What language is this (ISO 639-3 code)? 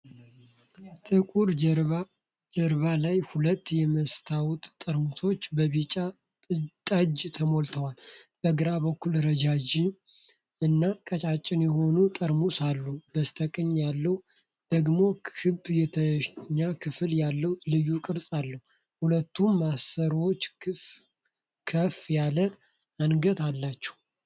amh